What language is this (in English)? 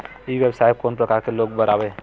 Chhattisgarhi